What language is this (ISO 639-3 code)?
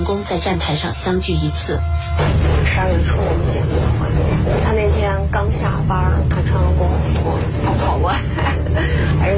zho